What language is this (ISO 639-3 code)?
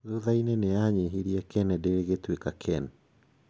kik